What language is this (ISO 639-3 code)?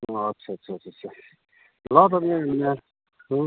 nep